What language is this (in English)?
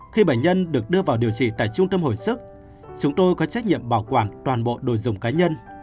Vietnamese